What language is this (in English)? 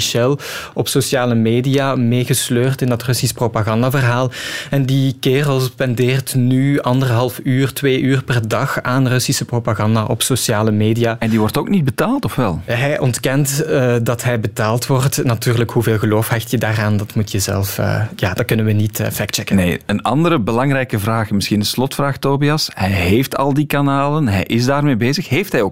Dutch